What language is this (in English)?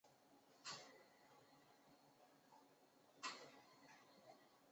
Chinese